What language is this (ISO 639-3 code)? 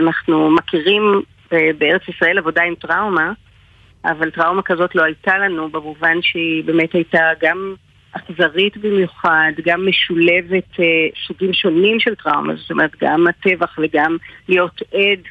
heb